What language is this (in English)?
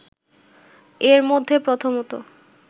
Bangla